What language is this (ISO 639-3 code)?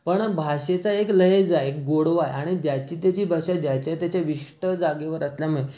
mar